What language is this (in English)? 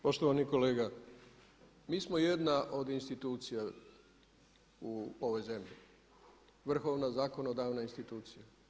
Croatian